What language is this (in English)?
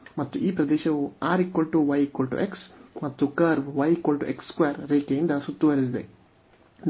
Kannada